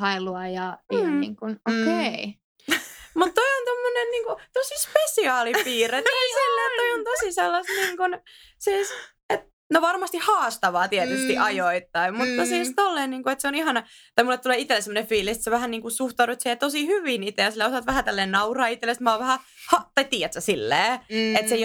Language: Finnish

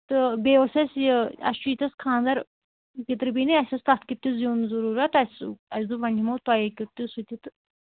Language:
Kashmiri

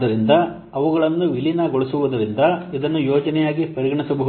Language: Kannada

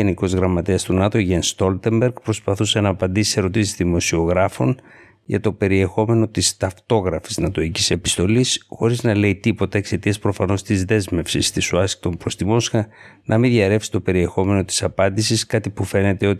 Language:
Greek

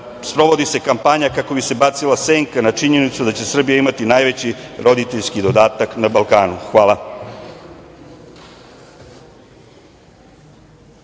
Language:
Serbian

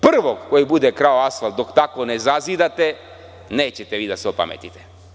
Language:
Serbian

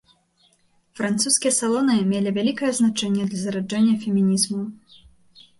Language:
Belarusian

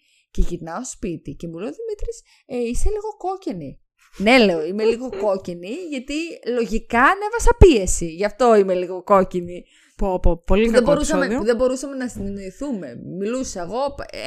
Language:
Greek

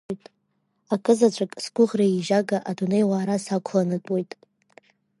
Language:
Abkhazian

